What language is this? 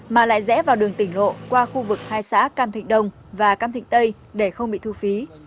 Vietnamese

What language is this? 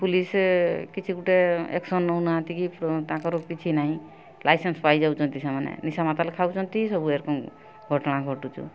Odia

